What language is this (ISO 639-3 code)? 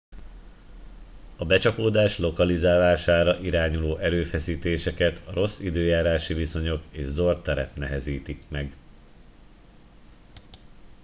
hun